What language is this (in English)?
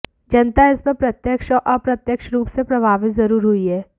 Hindi